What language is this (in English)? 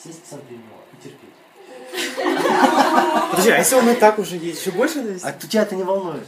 Russian